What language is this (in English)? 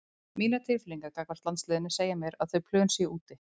Icelandic